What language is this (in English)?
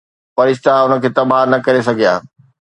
Sindhi